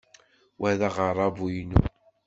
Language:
Kabyle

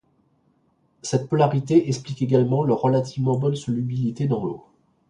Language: French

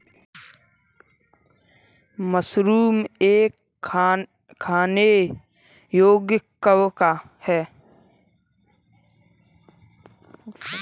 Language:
Hindi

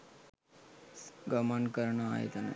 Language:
Sinhala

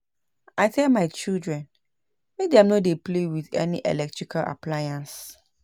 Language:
Nigerian Pidgin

